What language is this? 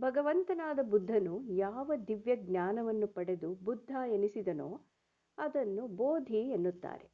Kannada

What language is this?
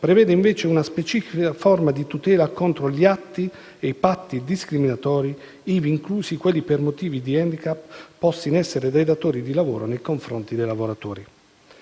Italian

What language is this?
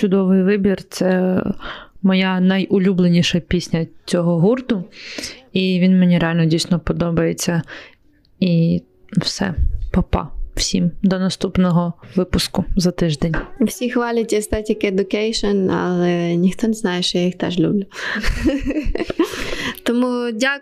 Ukrainian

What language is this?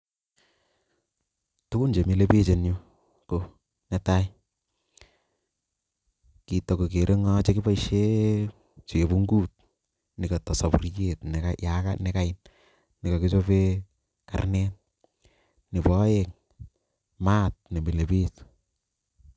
Kalenjin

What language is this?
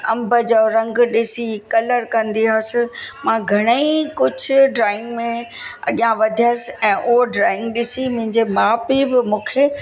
Sindhi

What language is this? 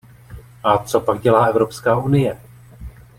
Czech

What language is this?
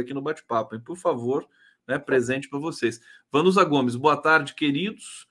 Portuguese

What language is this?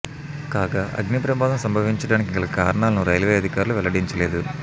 Telugu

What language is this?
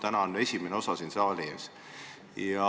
Estonian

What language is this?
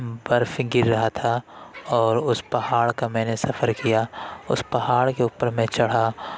Urdu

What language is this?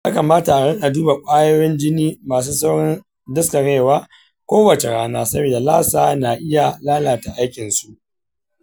Hausa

